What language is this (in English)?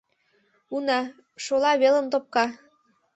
Mari